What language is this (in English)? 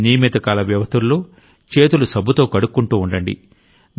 Telugu